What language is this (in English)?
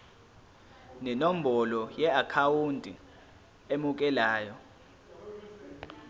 Zulu